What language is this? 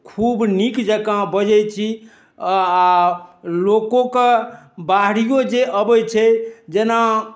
Maithili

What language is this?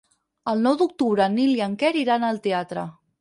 Catalan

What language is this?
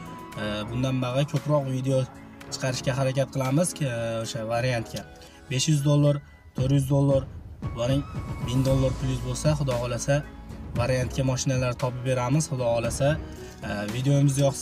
Turkish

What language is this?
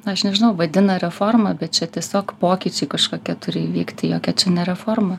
Lithuanian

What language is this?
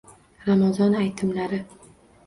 Uzbek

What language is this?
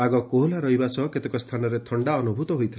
Odia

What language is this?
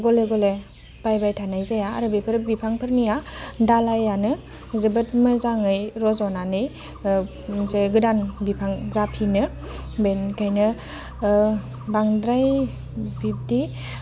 Bodo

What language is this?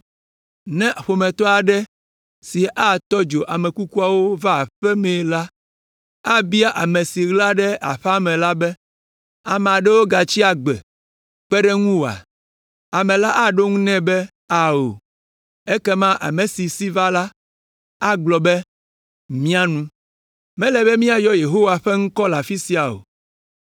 Ewe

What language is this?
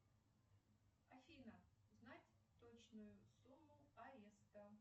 Russian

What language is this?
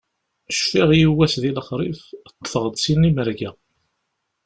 Kabyle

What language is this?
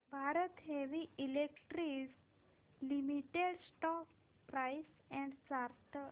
Marathi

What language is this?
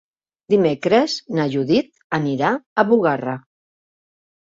Catalan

